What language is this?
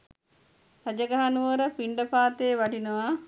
Sinhala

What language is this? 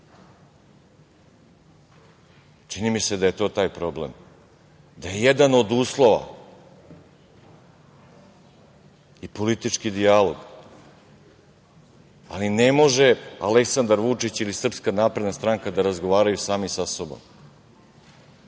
Serbian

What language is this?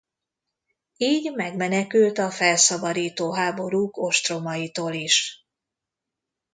Hungarian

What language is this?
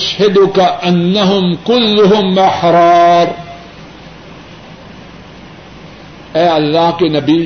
Urdu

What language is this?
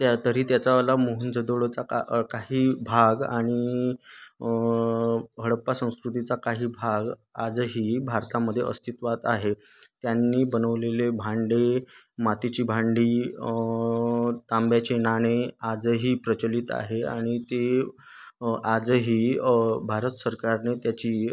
Marathi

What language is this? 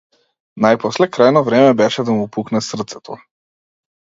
Macedonian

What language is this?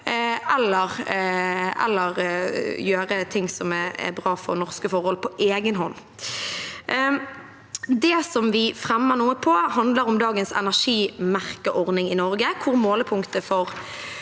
Norwegian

